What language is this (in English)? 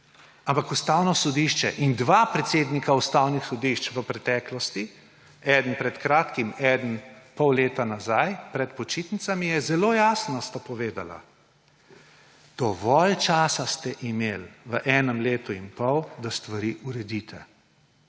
Slovenian